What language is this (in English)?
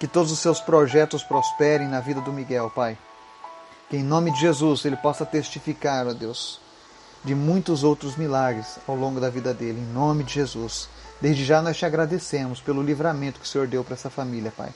Portuguese